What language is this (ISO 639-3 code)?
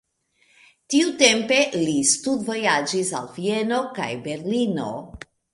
epo